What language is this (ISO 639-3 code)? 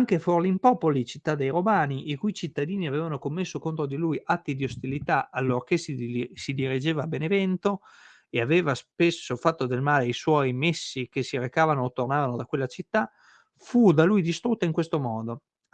ita